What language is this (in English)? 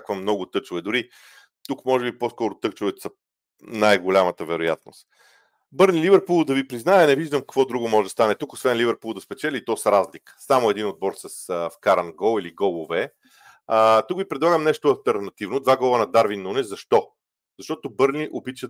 Bulgarian